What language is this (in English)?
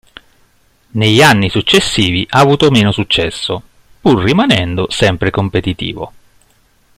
Italian